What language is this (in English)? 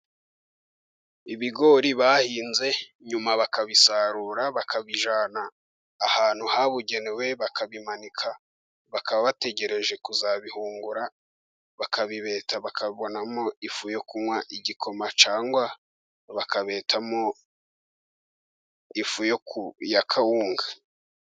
Kinyarwanda